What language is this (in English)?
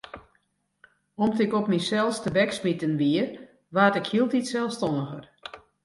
Western Frisian